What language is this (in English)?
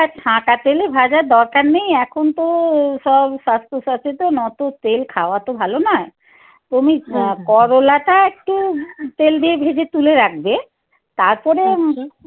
Bangla